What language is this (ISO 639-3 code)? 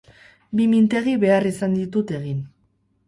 eus